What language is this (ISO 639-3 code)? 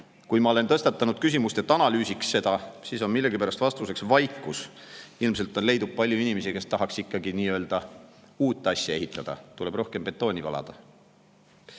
est